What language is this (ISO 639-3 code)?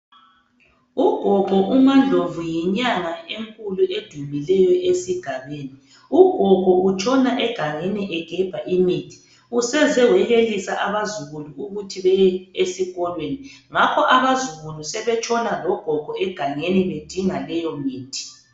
nde